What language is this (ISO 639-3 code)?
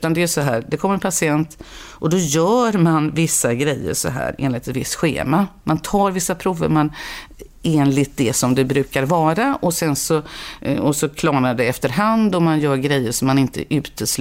swe